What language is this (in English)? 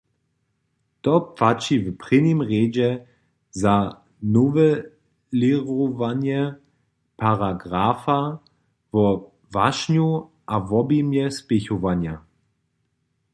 Upper Sorbian